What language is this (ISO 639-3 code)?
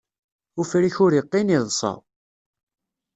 kab